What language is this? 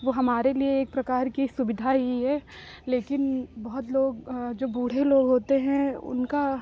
Hindi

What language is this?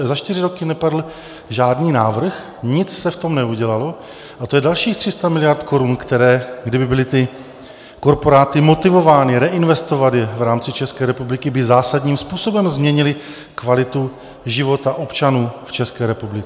Czech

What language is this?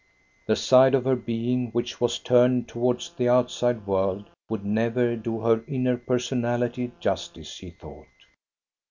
English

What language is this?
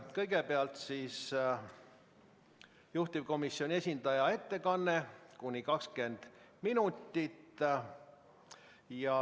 Estonian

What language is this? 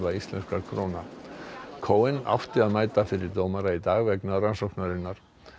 Icelandic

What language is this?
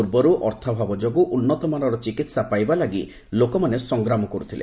Odia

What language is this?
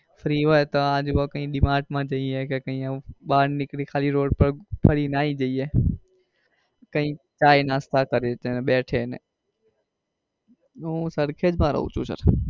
Gujarati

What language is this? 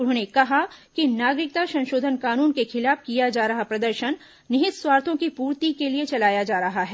Hindi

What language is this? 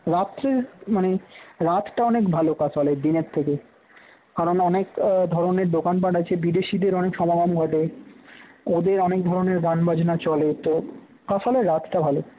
Bangla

